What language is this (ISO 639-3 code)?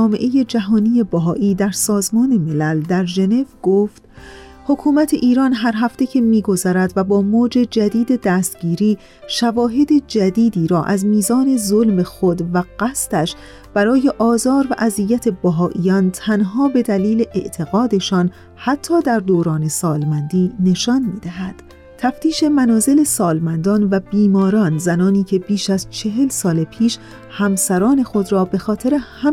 fas